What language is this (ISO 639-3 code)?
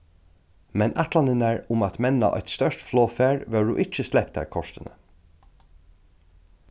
fao